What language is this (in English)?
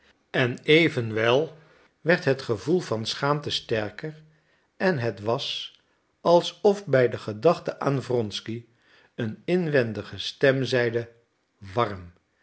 Dutch